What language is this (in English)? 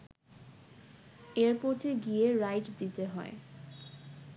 Bangla